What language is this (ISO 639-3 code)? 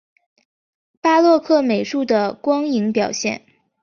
zho